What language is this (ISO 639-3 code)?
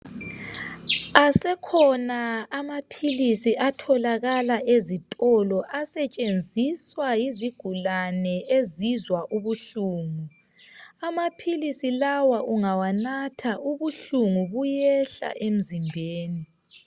nde